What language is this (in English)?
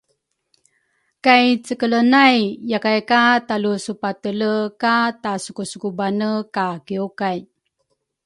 Rukai